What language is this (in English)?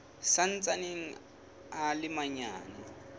Southern Sotho